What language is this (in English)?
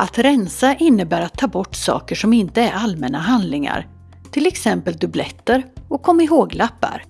Swedish